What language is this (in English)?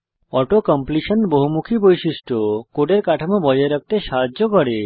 Bangla